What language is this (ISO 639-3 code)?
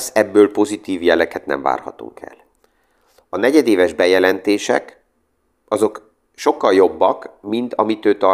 hun